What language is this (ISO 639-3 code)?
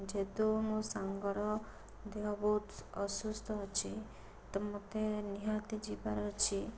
ori